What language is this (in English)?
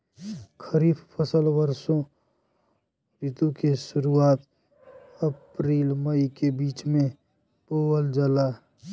Bhojpuri